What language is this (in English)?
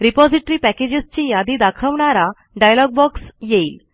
Marathi